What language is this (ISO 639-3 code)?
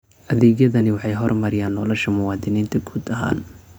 som